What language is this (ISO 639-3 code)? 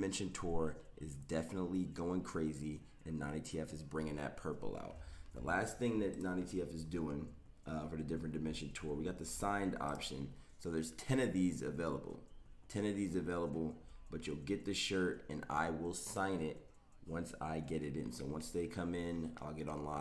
eng